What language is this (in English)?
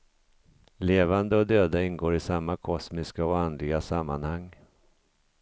Swedish